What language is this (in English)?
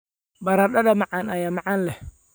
Somali